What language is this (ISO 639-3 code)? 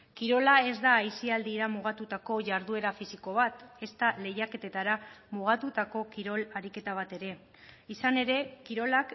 eus